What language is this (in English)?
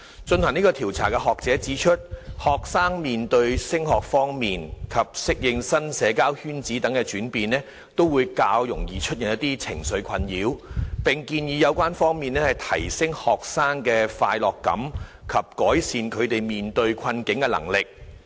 Cantonese